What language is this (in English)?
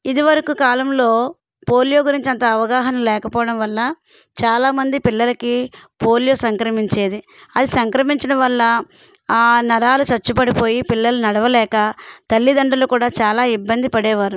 Telugu